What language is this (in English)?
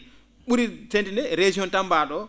Fula